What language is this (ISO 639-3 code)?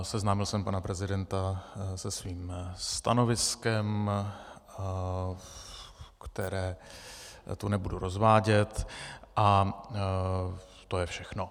ces